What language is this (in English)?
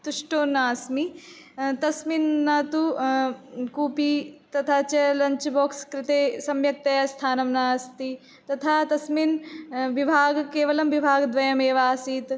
Sanskrit